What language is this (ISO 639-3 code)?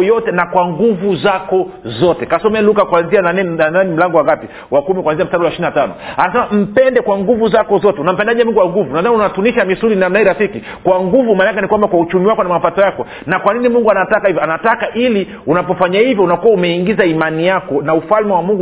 swa